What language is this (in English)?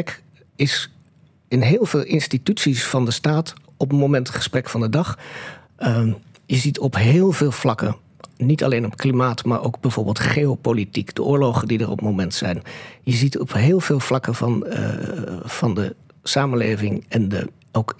Dutch